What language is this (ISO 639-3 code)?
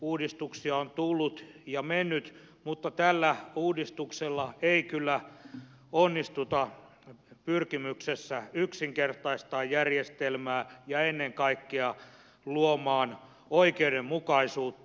fin